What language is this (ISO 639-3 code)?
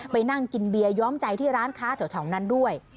tha